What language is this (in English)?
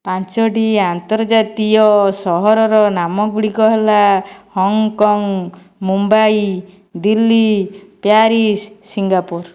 Odia